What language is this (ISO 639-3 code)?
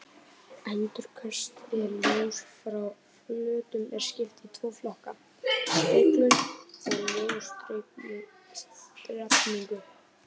isl